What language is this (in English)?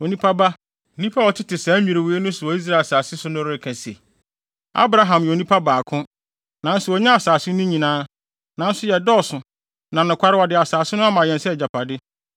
Akan